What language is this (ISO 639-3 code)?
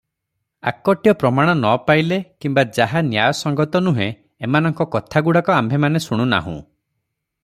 ori